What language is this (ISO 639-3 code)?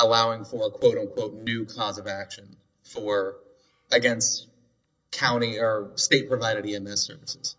eng